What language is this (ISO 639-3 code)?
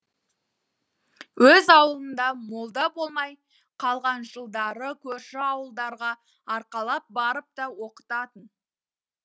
kaz